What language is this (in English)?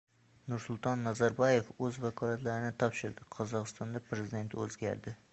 Uzbek